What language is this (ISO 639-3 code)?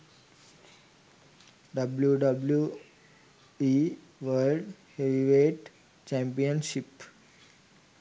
sin